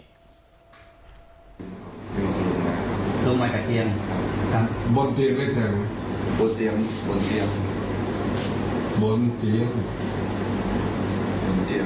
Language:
Thai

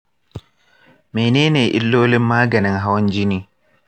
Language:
Hausa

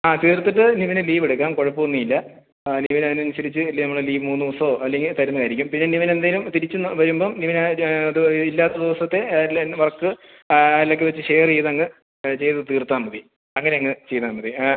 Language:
Malayalam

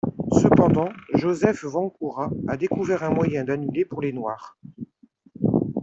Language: French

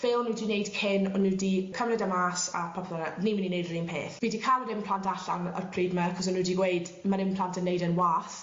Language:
Welsh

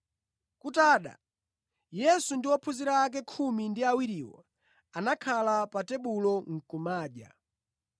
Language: Nyanja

